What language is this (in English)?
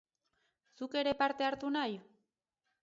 Basque